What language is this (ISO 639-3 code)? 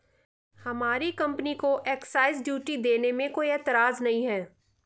hin